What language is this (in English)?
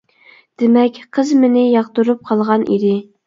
Uyghur